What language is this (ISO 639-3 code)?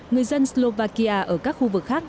vie